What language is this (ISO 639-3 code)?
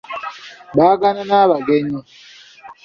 lug